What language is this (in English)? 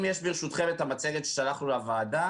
Hebrew